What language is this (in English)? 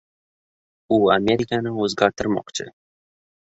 Uzbek